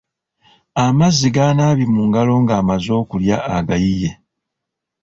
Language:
Ganda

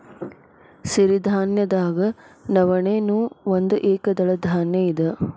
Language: Kannada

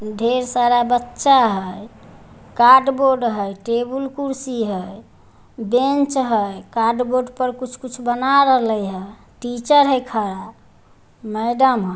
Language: Magahi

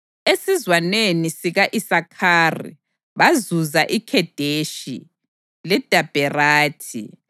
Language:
North Ndebele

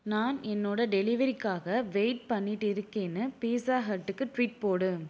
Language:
Tamil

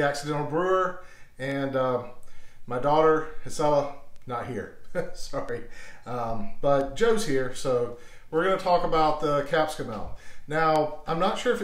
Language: English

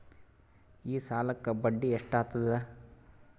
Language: Kannada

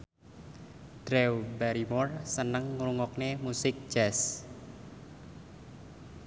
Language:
Javanese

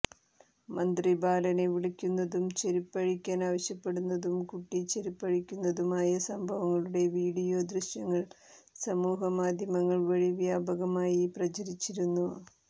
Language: Malayalam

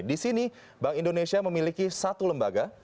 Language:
Indonesian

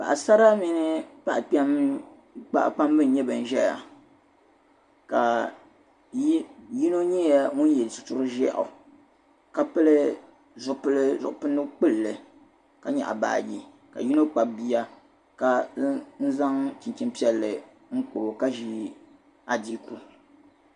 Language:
Dagbani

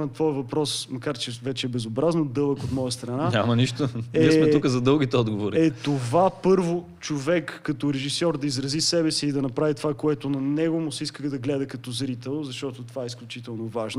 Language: Bulgarian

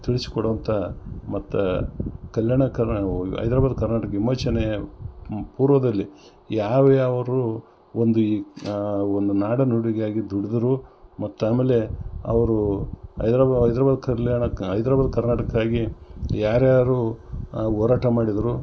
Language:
Kannada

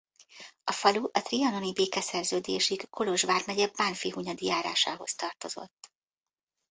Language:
Hungarian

